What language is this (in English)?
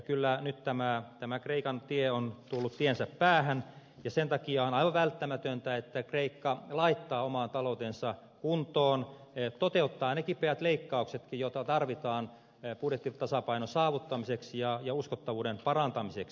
Finnish